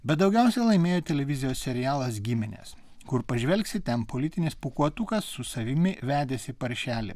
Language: Lithuanian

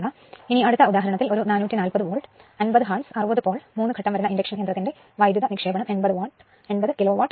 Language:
Malayalam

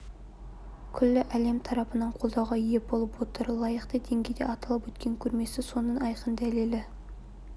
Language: Kazakh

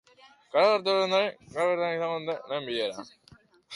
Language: Basque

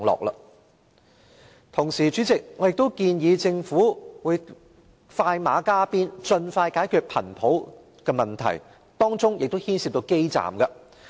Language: Cantonese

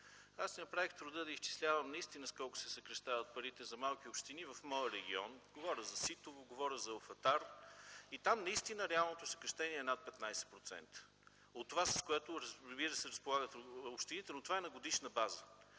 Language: Bulgarian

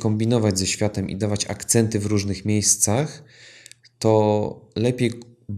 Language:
Polish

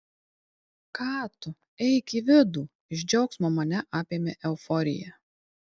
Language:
Lithuanian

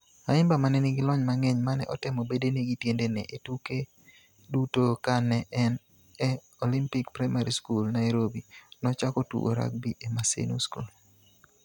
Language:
Luo (Kenya and Tanzania)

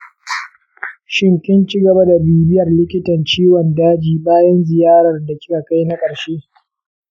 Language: Hausa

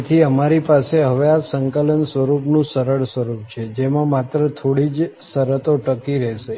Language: Gujarati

